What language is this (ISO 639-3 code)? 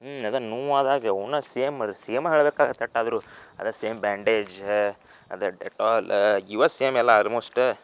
kan